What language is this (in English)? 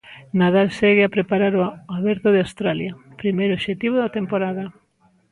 Galician